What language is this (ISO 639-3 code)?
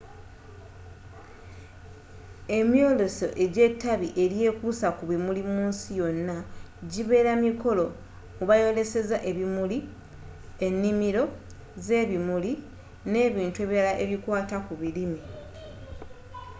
lug